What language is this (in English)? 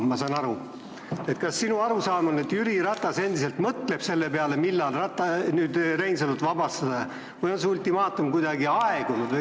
Estonian